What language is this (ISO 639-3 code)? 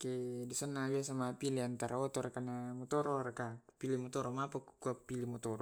rob